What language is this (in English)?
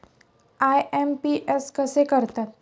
Marathi